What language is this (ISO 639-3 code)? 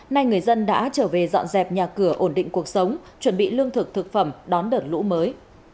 vie